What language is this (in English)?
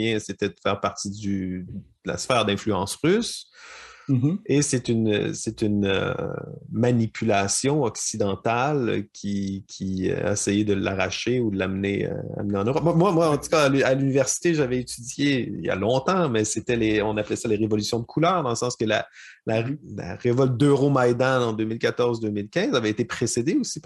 French